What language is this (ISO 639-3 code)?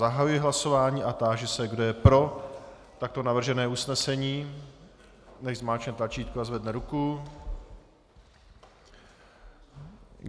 ces